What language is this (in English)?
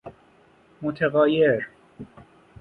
Persian